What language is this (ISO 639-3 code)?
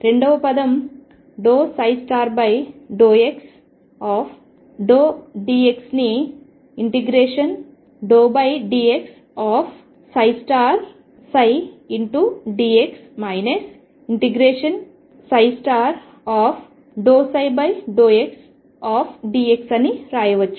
tel